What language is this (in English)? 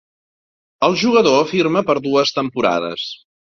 Catalan